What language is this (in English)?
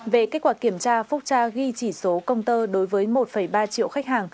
Vietnamese